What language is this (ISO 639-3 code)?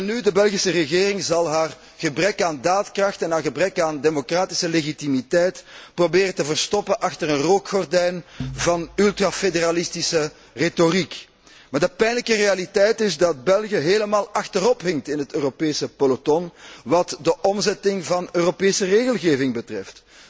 nld